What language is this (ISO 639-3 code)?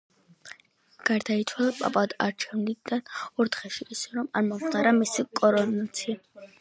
kat